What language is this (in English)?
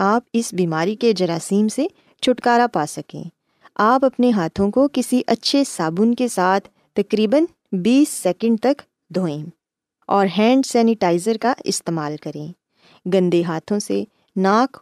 Urdu